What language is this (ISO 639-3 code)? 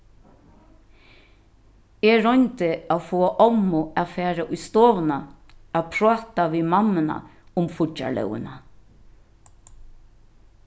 fao